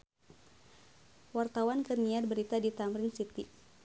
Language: Sundanese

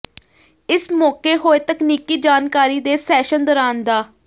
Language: Punjabi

